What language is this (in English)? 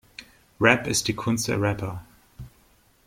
German